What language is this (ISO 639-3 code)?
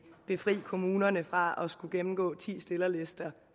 dan